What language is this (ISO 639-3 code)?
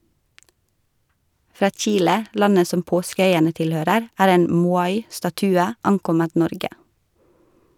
nor